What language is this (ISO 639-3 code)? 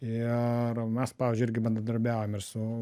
lit